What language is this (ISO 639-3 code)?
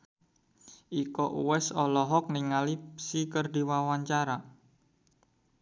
sun